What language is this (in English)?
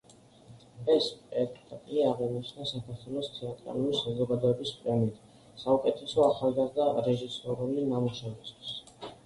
Georgian